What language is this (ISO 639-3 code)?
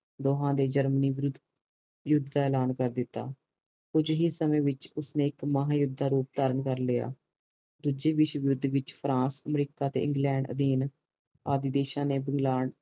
pan